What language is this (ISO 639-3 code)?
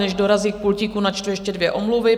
ces